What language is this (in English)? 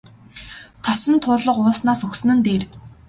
Mongolian